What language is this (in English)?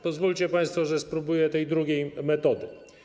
Polish